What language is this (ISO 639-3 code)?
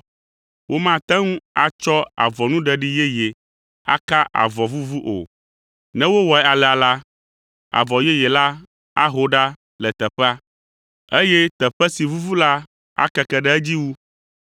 ewe